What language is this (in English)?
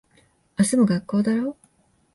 Japanese